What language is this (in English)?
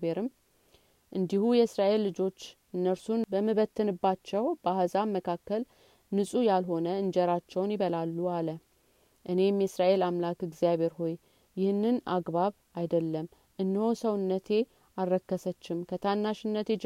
Amharic